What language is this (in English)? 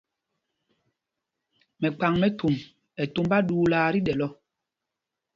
Mpumpong